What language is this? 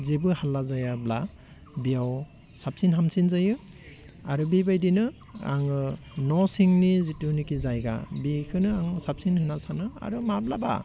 Bodo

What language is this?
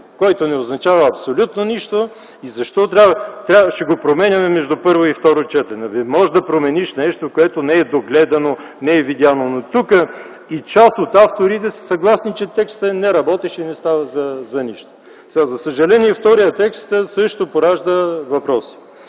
Bulgarian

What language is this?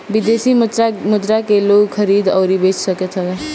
Bhojpuri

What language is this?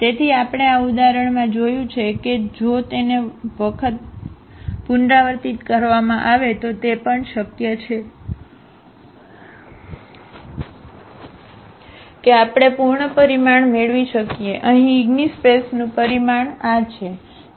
Gujarati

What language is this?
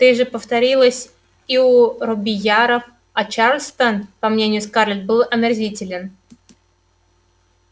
Russian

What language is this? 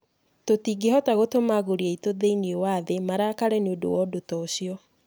Kikuyu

